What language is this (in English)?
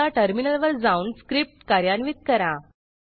Marathi